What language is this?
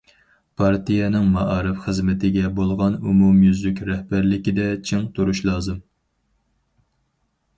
Uyghur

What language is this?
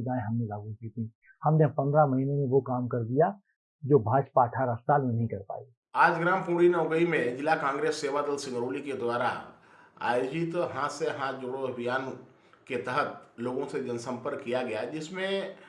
Hindi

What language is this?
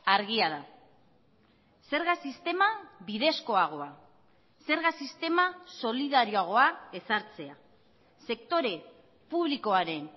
Basque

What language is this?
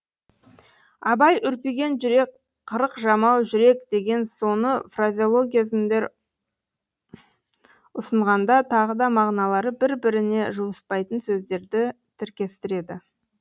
Kazakh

